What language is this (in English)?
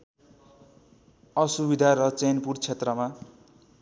Nepali